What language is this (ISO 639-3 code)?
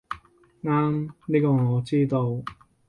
yue